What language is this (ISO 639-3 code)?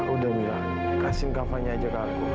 ind